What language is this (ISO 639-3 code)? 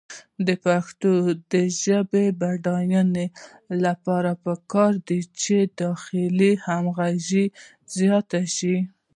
pus